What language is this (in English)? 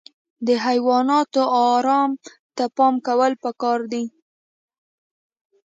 Pashto